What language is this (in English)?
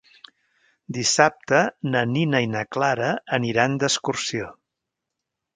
Catalan